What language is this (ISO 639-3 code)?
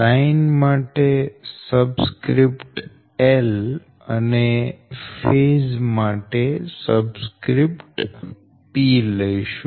guj